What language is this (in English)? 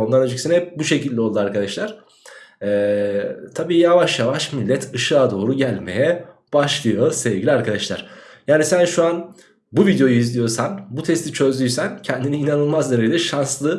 Turkish